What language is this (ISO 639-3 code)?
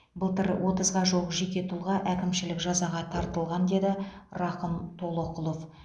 kaz